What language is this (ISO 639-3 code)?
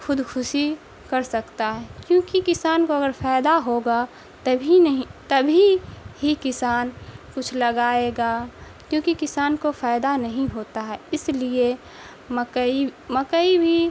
urd